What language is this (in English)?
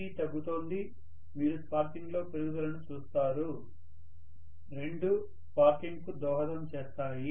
Telugu